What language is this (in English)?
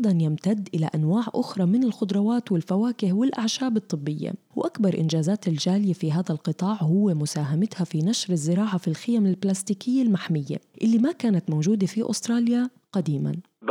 Arabic